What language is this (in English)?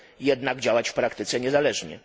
Polish